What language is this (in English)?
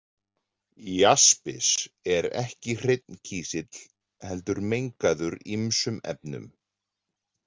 Icelandic